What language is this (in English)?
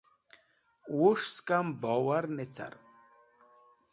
Wakhi